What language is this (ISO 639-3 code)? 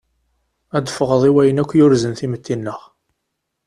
kab